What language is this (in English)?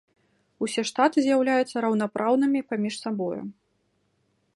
Belarusian